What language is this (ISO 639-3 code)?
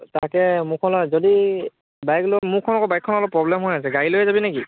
asm